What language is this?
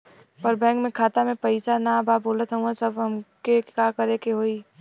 Bhojpuri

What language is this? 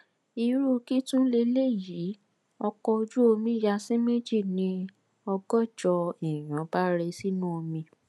Yoruba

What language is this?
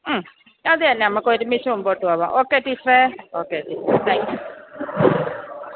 Malayalam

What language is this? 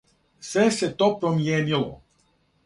Serbian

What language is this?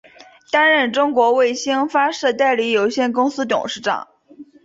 Chinese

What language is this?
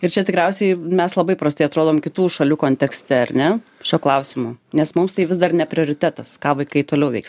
Lithuanian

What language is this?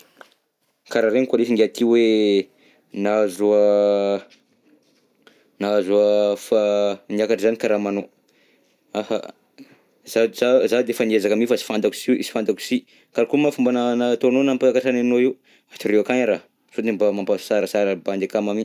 Southern Betsimisaraka Malagasy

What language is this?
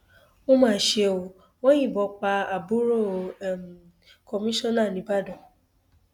Yoruba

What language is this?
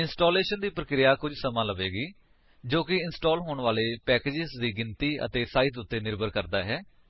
Punjabi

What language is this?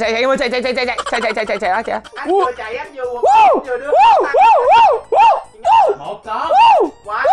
Vietnamese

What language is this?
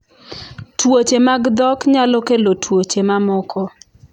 Luo (Kenya and Tanzania)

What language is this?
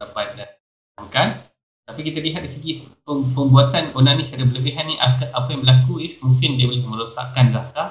Malay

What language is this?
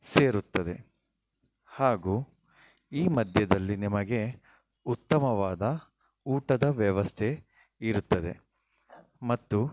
Kannada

